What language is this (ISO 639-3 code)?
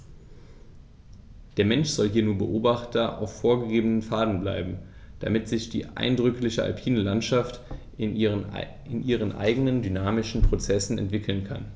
deu